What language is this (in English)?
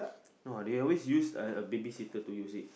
English